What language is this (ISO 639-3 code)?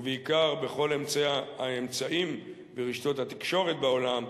heb